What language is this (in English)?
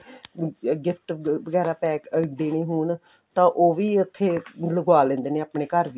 Punjabi